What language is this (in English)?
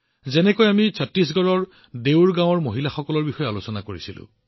Assamese